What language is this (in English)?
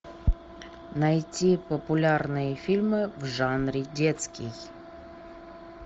Russian